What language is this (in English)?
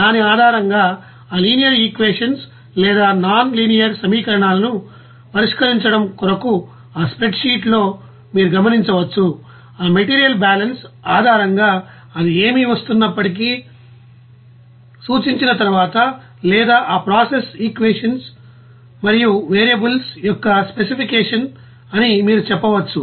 Telugu